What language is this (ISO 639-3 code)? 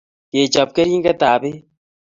kln